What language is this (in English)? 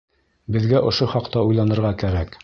Bashkir